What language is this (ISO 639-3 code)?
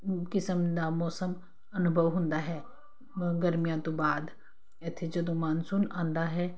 pan